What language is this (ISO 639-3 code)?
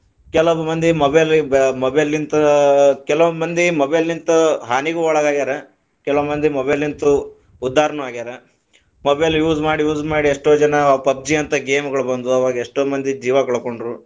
kan